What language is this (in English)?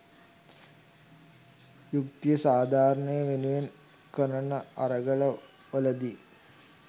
Sinhala